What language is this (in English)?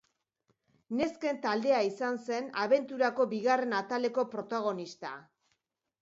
Basque